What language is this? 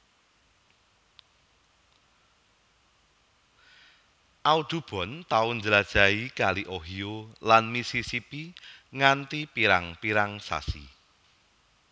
Javanese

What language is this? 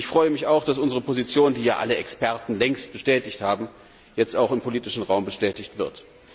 German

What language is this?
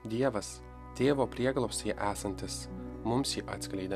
Lithuanian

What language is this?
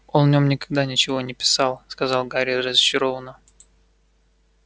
Russian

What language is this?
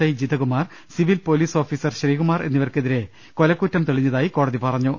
Malayalam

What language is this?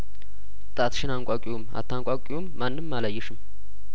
Amharic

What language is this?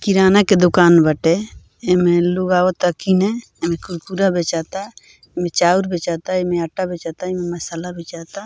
Bhojpuri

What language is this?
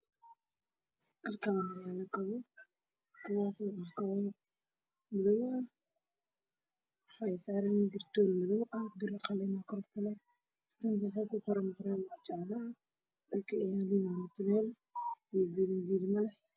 Somali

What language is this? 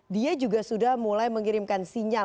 Indonesian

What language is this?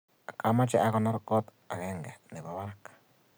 Kalenjin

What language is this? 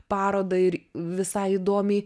Lithuanian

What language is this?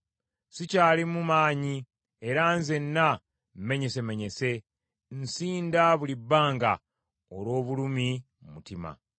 Ganda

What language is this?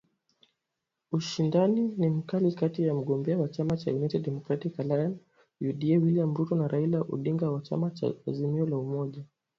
Swahili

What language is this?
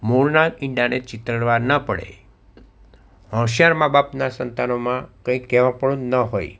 Gujarati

